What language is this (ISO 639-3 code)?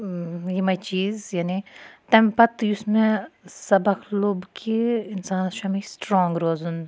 kas